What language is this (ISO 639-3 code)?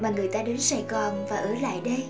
vie